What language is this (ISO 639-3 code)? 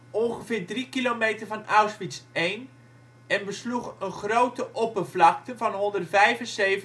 nld